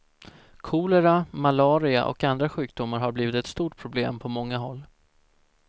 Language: Swedish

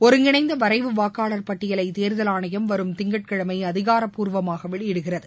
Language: Tamil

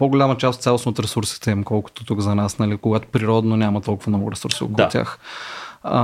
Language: Bulgarian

